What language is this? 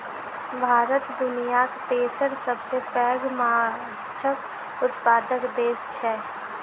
Maithili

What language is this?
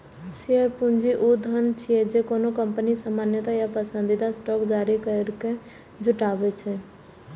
Maithili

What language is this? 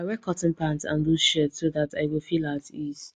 Nigerian Pidgin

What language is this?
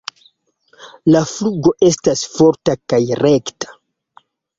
Esperanto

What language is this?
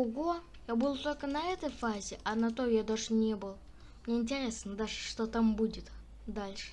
Russian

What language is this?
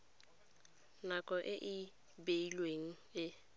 Tswana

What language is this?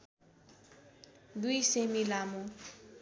Nepali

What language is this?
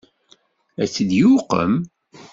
Kabyle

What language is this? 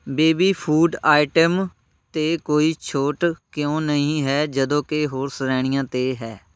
Punjabi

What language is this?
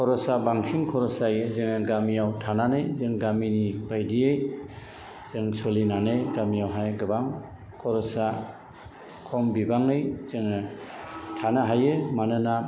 Bodo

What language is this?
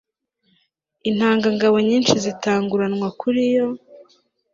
Kinyarwanda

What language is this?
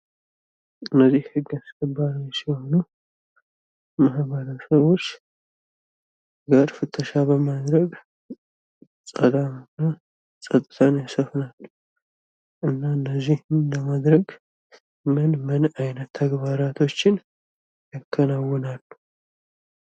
Amharic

